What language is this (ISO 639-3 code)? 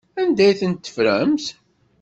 kab